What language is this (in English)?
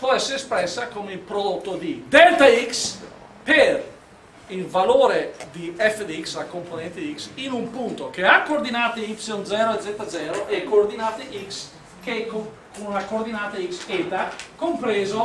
Italian